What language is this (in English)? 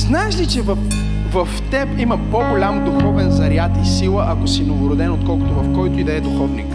Bulgarian